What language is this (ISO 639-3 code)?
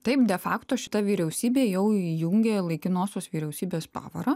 lit